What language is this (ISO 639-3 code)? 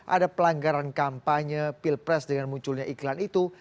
ind